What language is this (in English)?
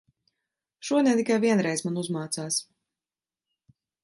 Latvian